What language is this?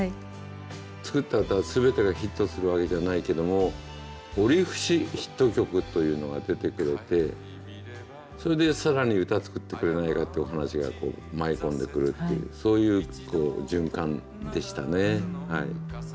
Japanese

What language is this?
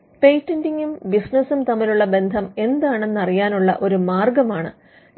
Malayalam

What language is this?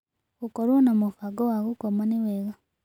Kikuyu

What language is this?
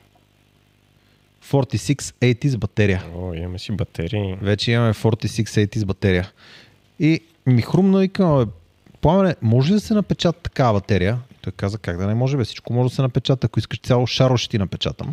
Bulgarian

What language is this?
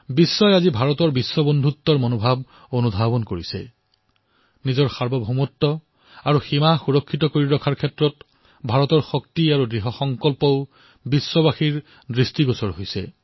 Assamese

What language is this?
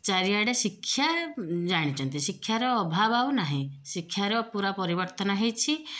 Odia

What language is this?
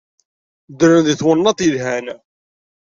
Kabyle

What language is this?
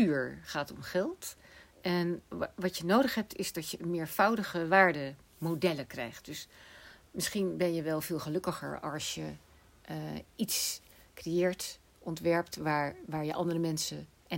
Dutch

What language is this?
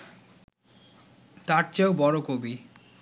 Bangla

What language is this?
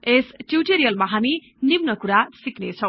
Nepali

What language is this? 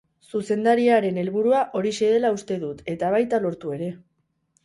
Basque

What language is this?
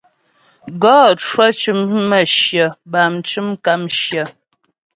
Ghomala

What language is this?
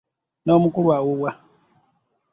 Ganda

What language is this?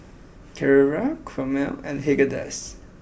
English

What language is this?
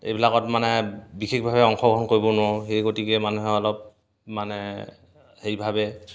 Assamese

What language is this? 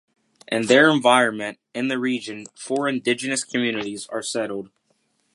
English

